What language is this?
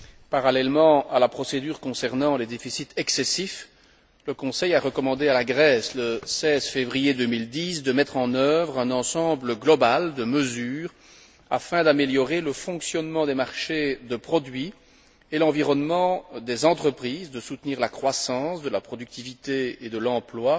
French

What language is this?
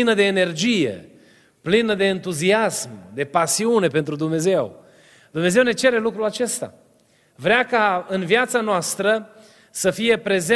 Romanian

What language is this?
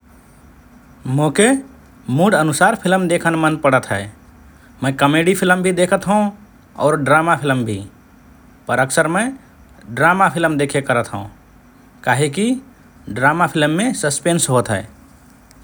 Rana Tharu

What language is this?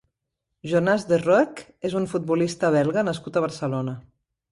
Catalan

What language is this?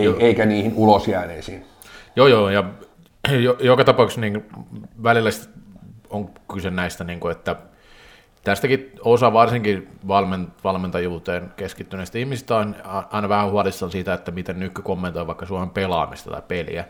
Finnish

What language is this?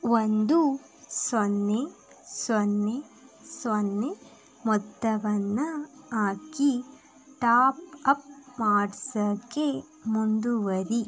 Kannada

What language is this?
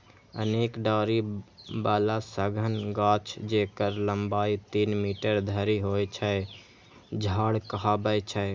Maithili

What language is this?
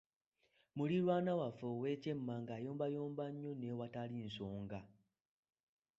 Ganda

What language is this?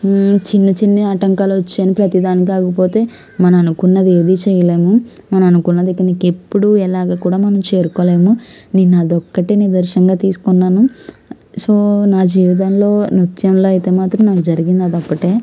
Telugu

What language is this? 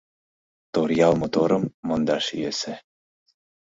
Mari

